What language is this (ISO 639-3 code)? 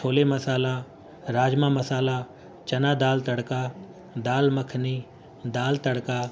urd